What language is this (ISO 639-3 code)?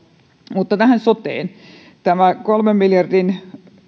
fin